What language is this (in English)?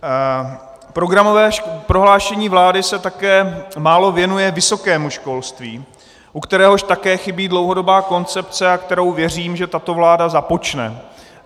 Czech